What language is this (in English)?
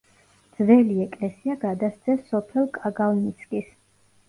Georgian